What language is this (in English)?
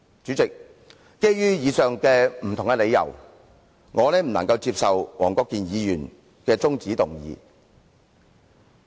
Cantonese